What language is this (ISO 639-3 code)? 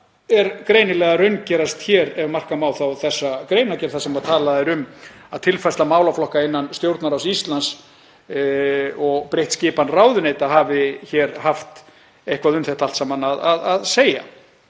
isl